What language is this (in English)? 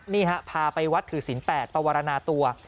Thai